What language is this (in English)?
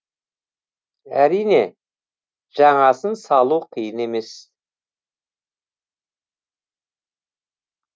Kazakh